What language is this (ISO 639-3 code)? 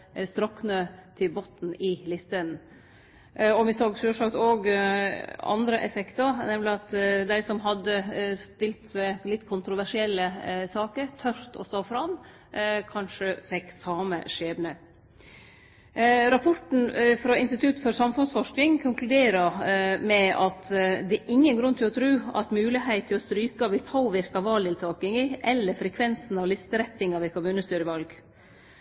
nno